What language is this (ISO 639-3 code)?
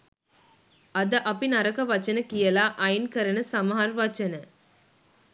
sin